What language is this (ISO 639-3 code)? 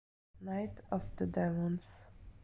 ita